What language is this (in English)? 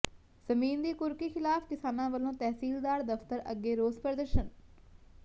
Punjabi